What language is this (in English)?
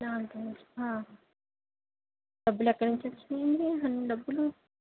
Telugu